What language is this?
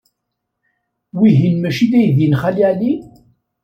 Kabyle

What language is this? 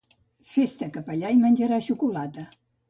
Catalan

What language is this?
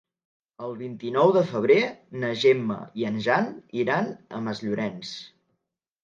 Catalan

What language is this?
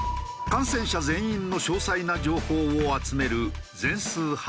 Japanese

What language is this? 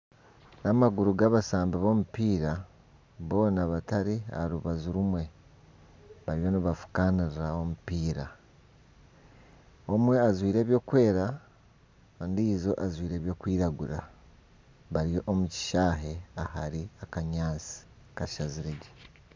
Nyankole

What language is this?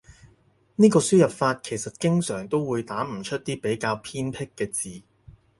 Cantonese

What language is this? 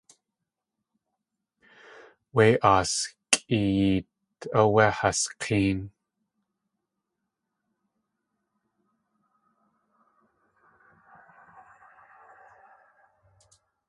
Tlingit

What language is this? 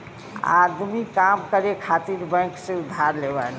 Bhojpuri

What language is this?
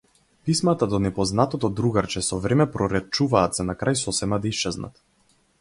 Macedonian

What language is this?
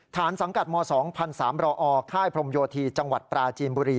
Thai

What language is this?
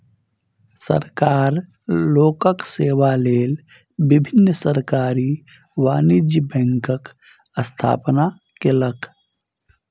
Maithili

